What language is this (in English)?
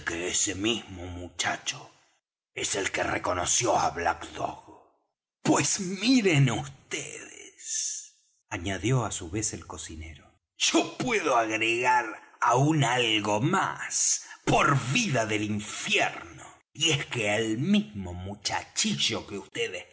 Spanish